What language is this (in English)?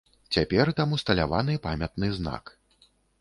Belarusian